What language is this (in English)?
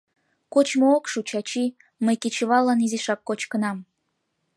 Mari